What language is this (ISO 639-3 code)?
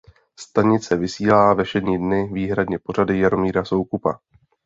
ces